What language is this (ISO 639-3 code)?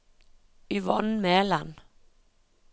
nor